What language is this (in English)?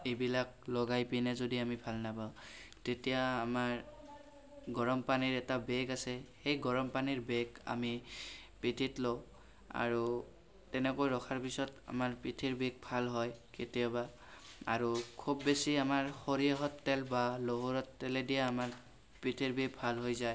Assamese